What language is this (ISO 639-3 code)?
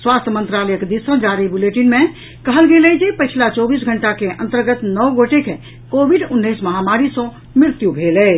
mai